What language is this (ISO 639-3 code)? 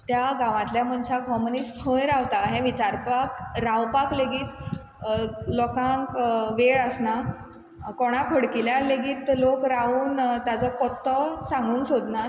kok